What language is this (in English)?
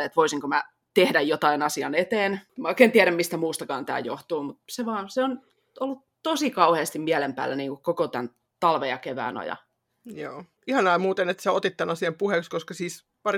Finnish